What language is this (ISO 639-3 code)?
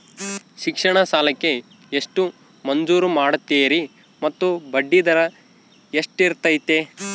kan